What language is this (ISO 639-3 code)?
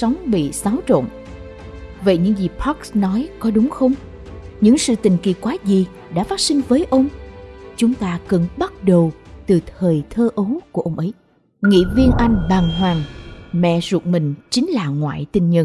vie